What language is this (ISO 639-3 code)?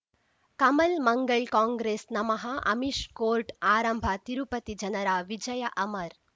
kan